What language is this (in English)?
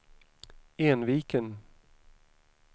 Swedish